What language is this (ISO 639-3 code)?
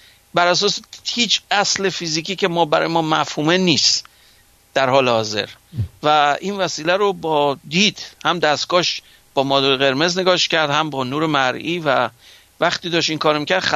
fas